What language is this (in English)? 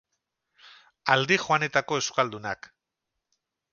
Basque